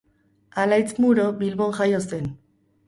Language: Basque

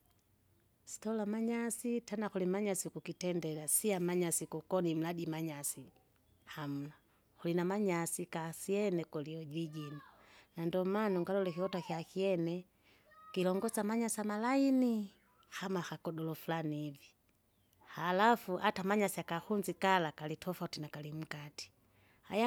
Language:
Kinga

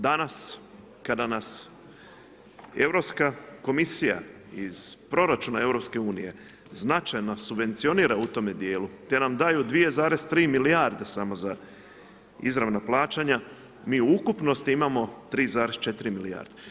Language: Croatian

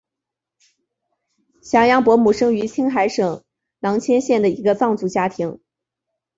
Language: Chinese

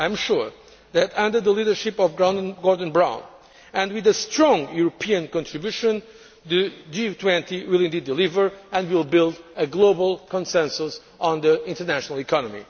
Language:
English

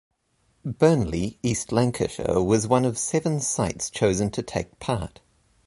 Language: English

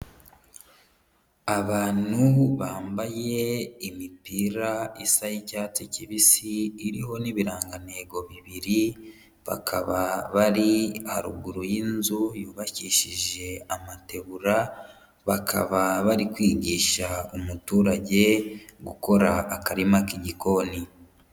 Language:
Kinyarwanda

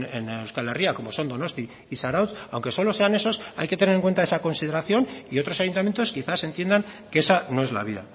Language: Spanish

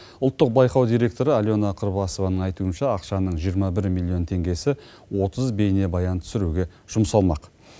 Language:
Kazakh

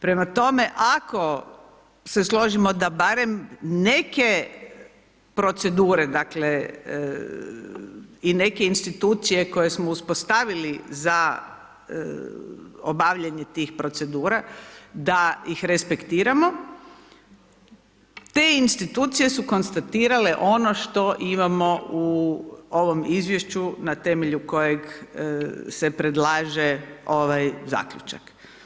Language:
Croatian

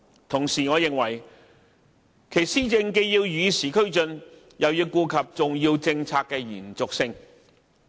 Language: Cantonese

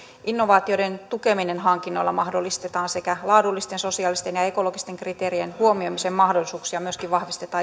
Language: Finnish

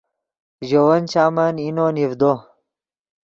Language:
Yidgha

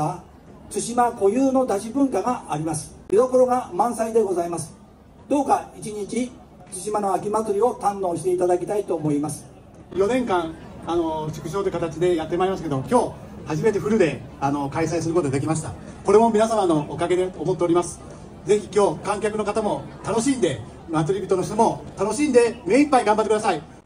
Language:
Japanese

